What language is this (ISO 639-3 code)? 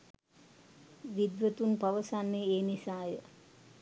sin